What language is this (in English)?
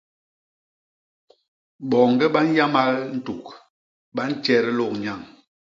Basaa